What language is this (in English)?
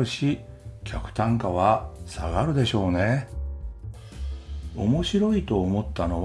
Japanese